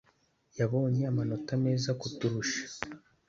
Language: Kinyarwanda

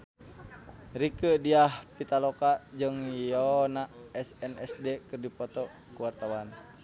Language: Sundanese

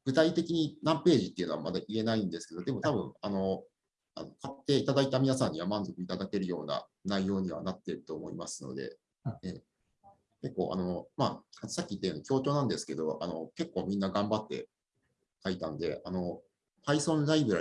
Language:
Japanese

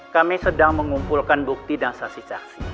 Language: Indonesian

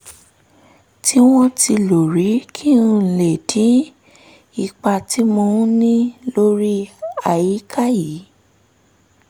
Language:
Yoruba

